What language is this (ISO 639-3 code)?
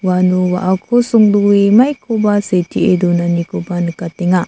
grt